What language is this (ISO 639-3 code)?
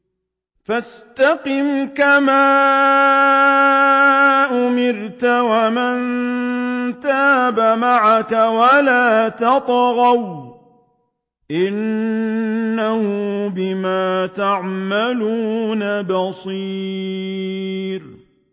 ara